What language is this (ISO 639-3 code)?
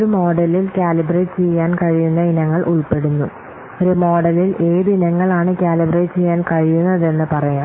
mal